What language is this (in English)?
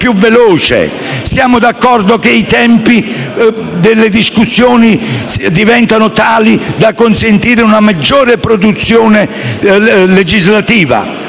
Italian